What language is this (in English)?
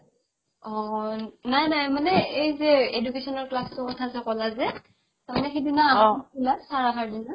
Assamese